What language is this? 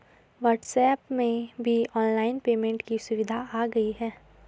Hindi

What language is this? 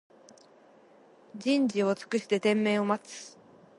Japanese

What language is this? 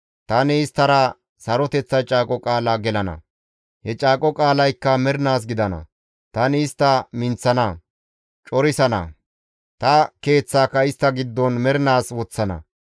Gamo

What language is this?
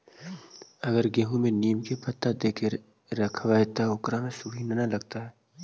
Magahi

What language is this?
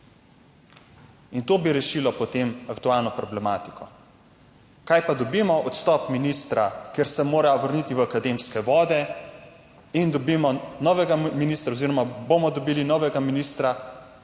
Slovenian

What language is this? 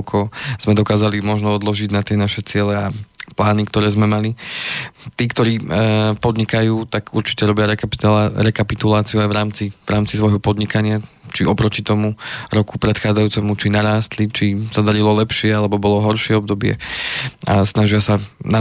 Slovak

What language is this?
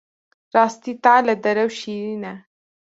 Kurdish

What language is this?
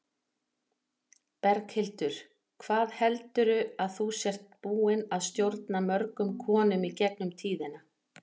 Icelandic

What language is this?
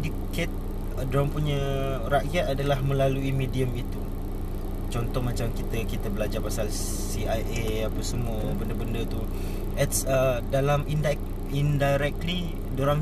Malay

